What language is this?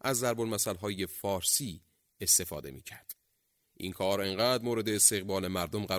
Persian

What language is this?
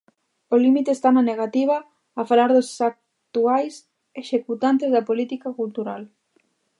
Galician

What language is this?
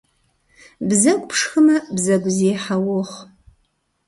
Kabardian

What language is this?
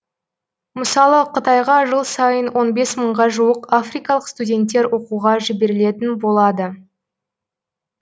Kazakh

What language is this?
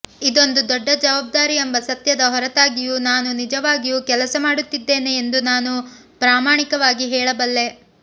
Kannada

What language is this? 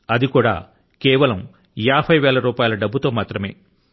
Telugu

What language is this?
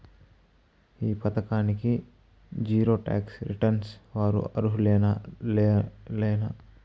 Telugu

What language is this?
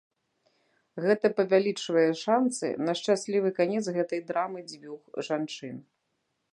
Belarusian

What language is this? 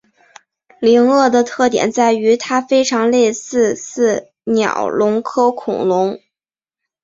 Chinese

